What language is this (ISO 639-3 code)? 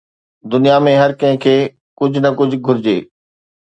snd